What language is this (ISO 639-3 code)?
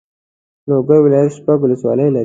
pus